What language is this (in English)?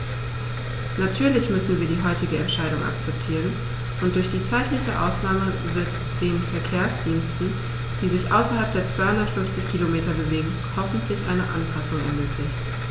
German